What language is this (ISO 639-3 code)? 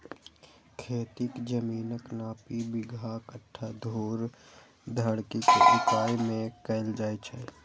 mai